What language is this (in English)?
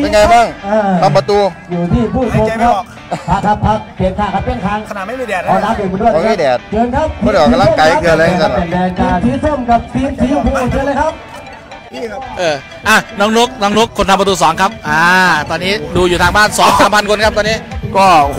Thai